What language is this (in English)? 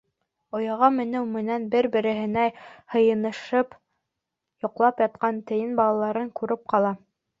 Bashkir